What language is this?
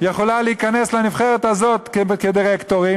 Hebrew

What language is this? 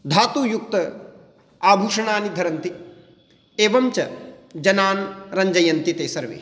Sanskrit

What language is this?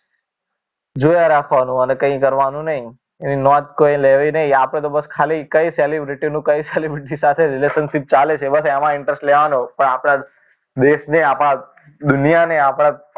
Gujarati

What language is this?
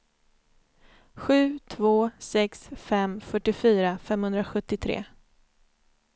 Swedish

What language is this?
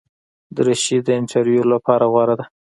Pashto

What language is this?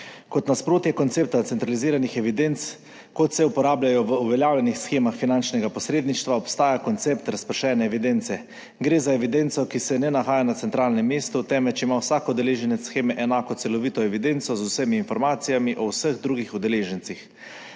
Slovenian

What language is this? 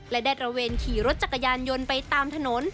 Thai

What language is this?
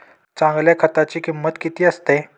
Marathi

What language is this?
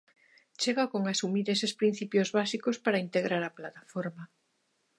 Galician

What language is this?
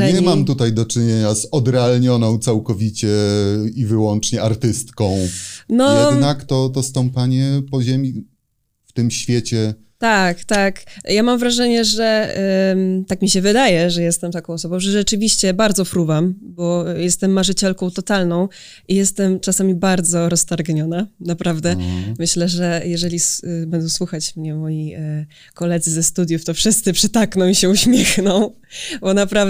Polish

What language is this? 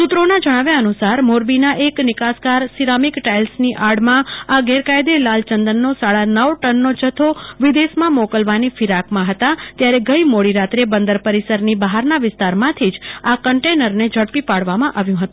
Gujarati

